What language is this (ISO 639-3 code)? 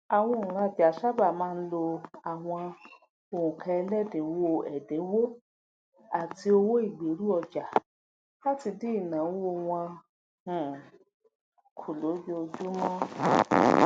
yor